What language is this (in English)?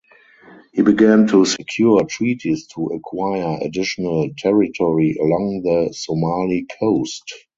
English